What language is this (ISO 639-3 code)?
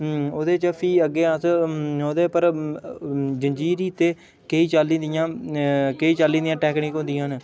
doi